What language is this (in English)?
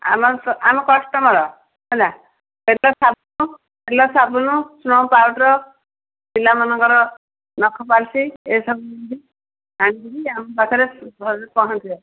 Odia